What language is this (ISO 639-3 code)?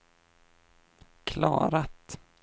swe